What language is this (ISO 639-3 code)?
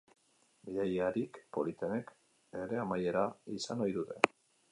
eus